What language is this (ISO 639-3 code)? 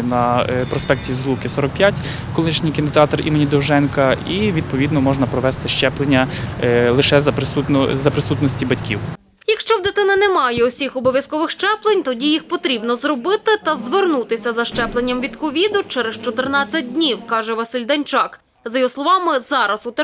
ukr